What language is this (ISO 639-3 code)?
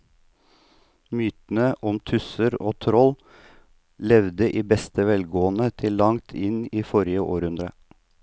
nor